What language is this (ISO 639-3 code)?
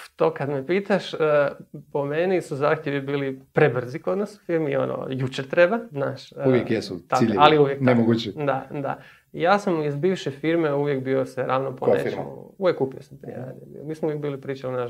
hrv